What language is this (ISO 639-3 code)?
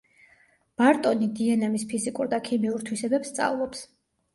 kat